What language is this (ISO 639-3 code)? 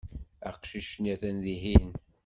kab